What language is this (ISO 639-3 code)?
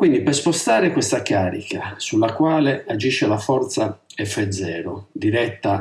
ita